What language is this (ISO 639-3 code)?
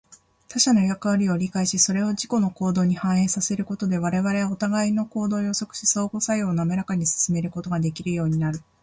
jpn